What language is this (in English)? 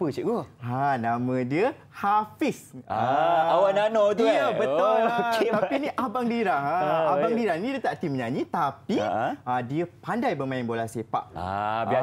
Malay